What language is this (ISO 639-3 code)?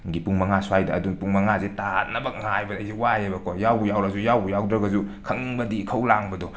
mni